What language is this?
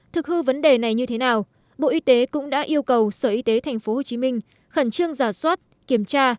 Vietnamese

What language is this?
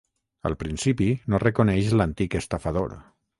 Catalan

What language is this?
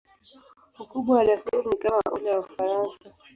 Swahili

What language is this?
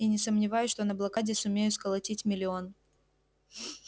Russian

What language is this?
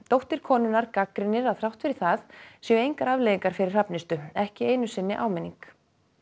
Icelandic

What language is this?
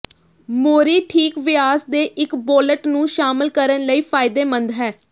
Punjabi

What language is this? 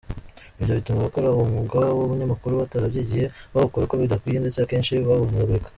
Kinyarwanda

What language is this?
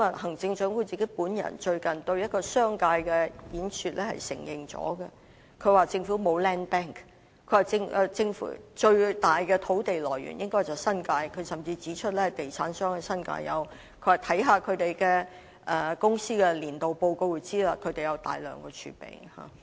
Cantonese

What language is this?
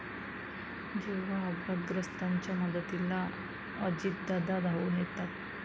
Marathi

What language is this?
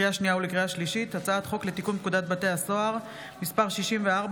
Hebrew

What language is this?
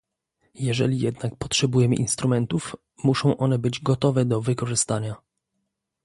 Polish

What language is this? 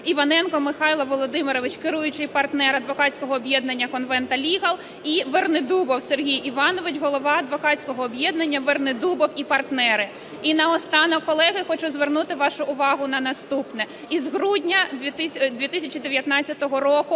Ukrainian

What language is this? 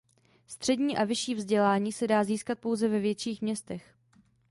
Czech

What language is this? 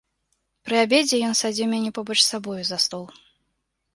Belarusian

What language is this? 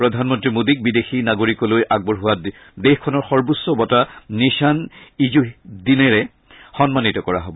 Assamese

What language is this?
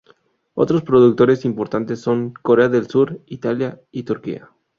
Spanish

